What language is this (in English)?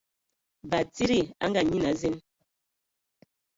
Ewondo